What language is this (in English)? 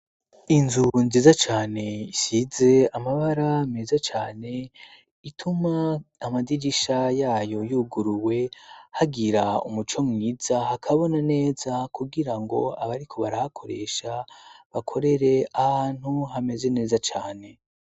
Rundi